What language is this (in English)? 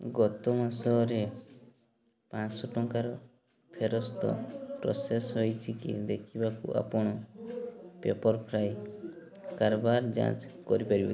Odia